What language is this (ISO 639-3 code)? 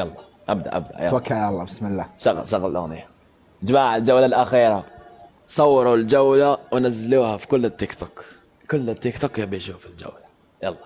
ara